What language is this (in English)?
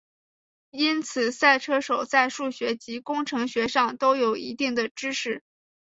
Chinese